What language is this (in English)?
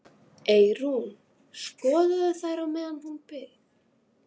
Icelandic